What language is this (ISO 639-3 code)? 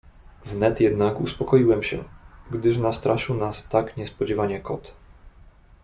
pol